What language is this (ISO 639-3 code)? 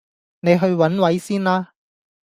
yue